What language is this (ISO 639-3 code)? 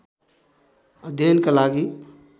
nep